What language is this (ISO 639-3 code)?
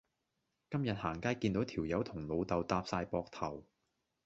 yue